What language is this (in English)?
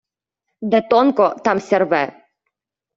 Ukrainian